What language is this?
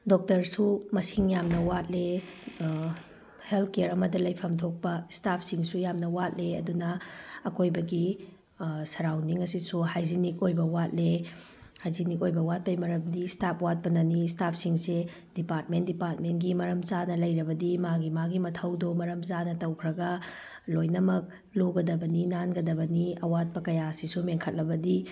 Manipuri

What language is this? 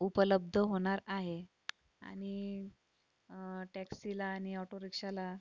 Marathi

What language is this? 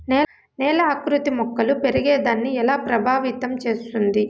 Telugu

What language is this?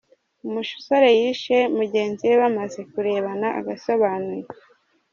Kinyarwanda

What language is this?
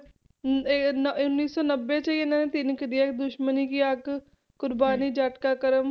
Punjabi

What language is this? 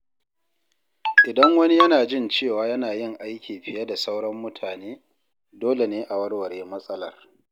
Hausa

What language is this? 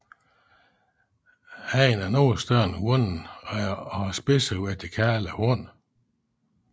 Danish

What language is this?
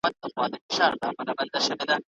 Pashto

